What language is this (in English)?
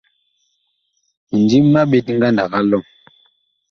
Bakoko